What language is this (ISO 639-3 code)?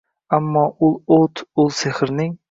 uzb